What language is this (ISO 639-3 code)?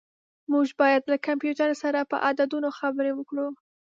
pus